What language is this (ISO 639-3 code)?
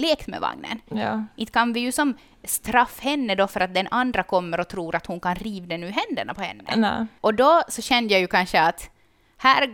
swe